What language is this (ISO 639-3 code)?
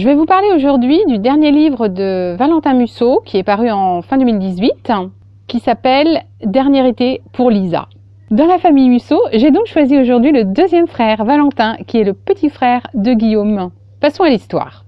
fra